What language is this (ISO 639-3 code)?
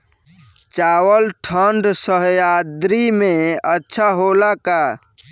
bho